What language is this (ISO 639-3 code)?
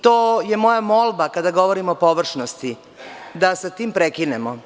srp